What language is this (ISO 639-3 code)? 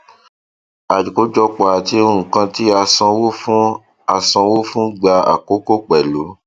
yor